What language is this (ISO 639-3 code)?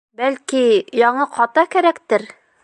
bak